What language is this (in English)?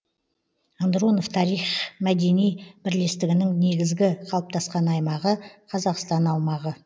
Kazakh